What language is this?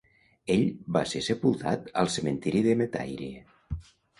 Catalan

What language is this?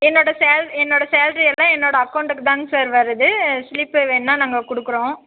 Tamil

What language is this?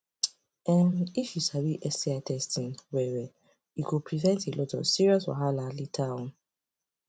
Nigerian Pidgin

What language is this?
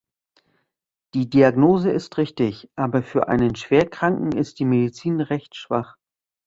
German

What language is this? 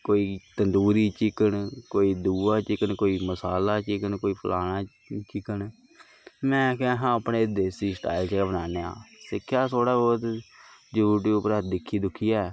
Dogri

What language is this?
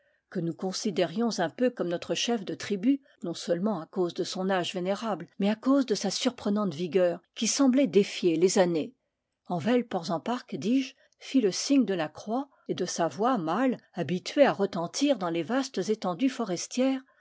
French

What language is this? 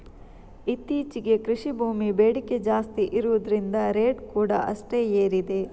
Kannada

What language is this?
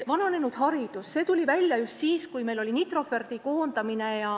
Estonian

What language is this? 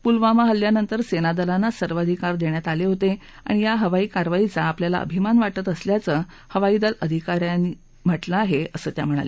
Marathi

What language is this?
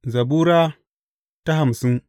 Hausa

